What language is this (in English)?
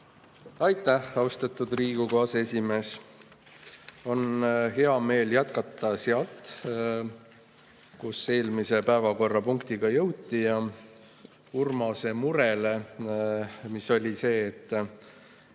Estonian